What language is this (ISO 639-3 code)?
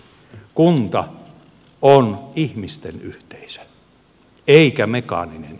fin